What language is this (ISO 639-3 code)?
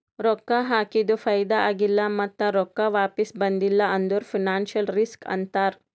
kan